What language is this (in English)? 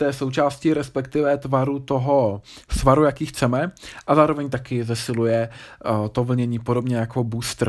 Czech